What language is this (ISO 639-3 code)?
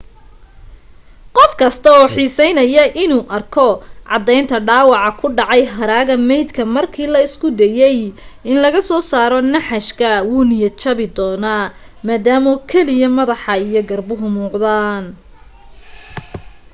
som